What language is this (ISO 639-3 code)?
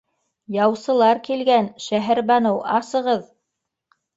bak